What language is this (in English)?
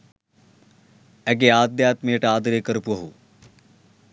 Sinhala